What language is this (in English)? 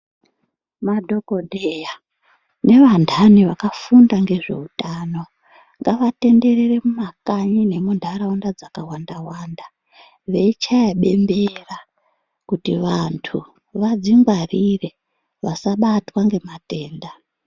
Ndau